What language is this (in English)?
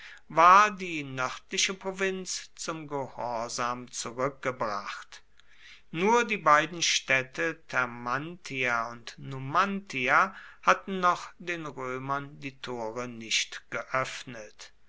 German